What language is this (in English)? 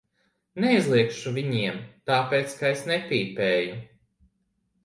Latvian